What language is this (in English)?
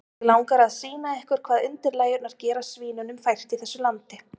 Icelandic